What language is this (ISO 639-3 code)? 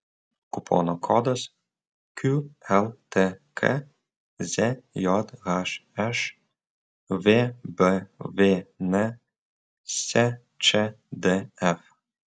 lit